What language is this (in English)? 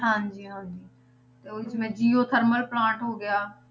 Punjabi